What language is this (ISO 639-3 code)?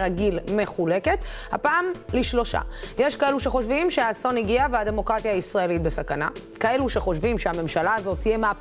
heb